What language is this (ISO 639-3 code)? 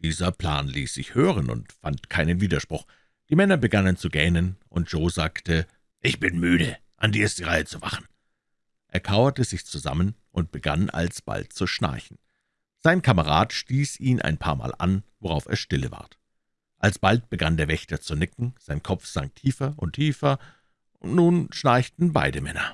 deu